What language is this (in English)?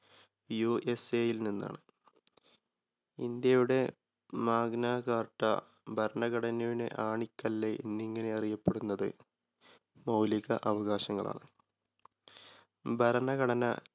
Malayalam